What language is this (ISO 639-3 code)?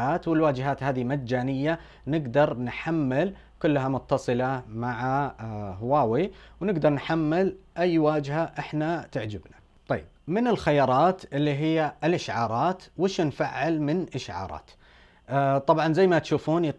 ara